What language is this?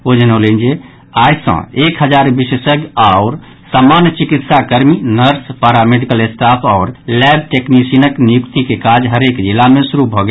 Maithili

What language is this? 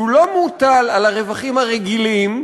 Hebrew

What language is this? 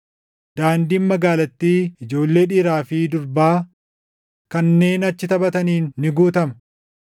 Oromo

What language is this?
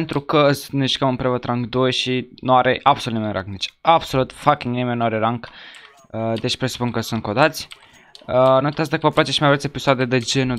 Romanian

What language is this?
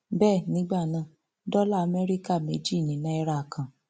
Yoruba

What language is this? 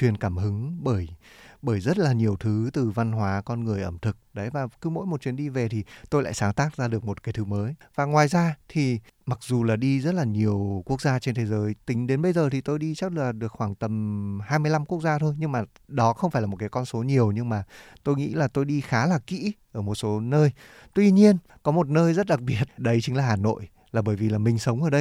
Vietnamese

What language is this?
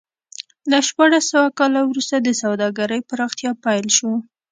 Pashto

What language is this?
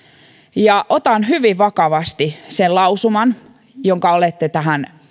Finnish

